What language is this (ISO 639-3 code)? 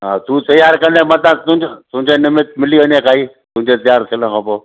snd